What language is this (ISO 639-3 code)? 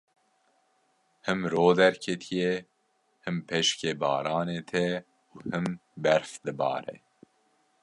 kur